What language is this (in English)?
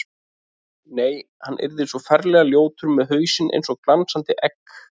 Icelandic